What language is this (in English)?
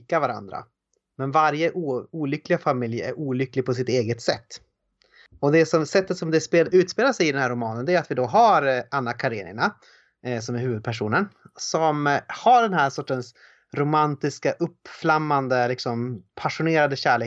Swedish